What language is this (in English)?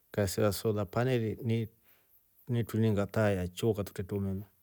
Rombo